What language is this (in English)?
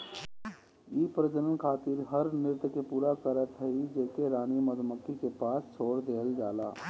Bhojpuri